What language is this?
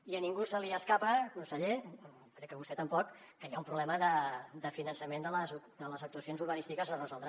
Catalan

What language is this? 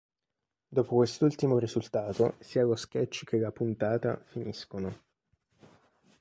Italian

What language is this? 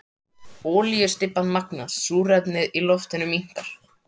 Icelandic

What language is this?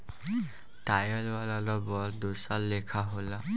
Bhojpuri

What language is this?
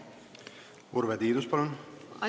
Estonian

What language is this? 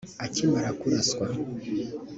Kinyarwanda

